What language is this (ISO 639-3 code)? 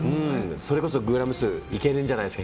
jpn